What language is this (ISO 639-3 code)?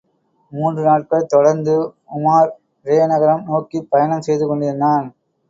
tam